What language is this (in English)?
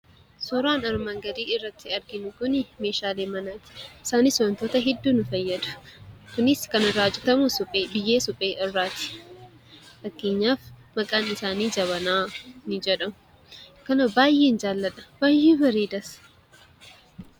Oromo